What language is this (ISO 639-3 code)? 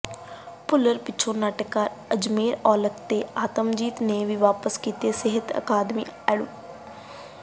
pan